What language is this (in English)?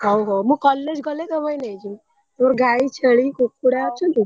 Odia